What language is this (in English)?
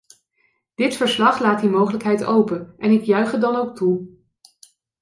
Dutch